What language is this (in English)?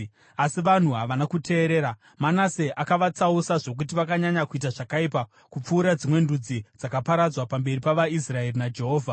Shona